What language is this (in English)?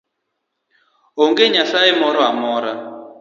Luo (Kenya and Tanzania)